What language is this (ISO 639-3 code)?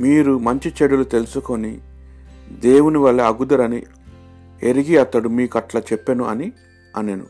tel